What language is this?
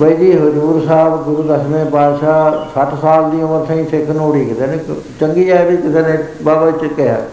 Punjabi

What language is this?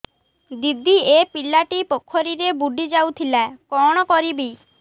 Odia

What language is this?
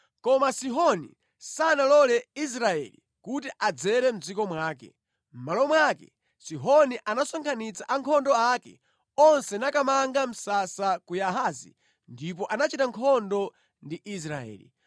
Nyanja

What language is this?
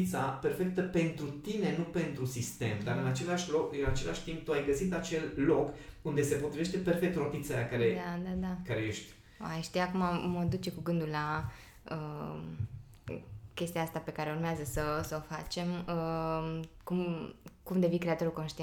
Romanian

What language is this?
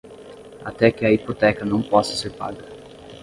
Portuguese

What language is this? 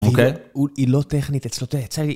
Hebrew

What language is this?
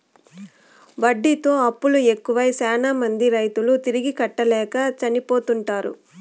Telugu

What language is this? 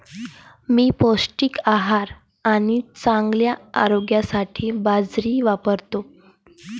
Marathi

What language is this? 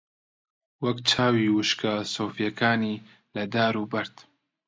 Central Kurdish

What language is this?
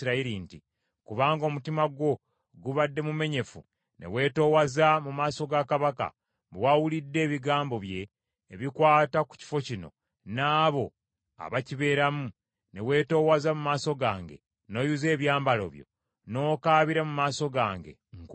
Ganda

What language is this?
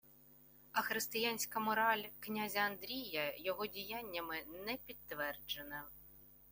Ukrainian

